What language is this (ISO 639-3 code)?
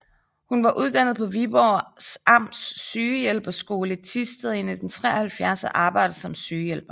dan